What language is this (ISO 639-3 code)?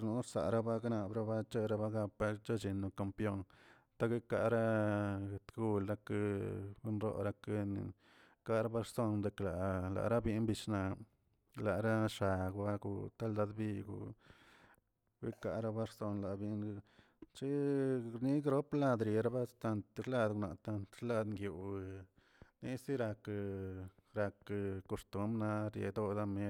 zts